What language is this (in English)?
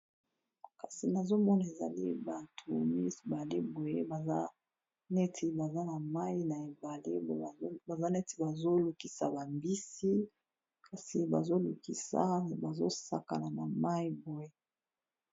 Lingala